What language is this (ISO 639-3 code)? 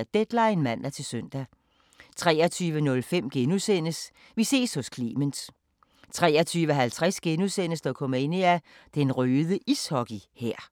dan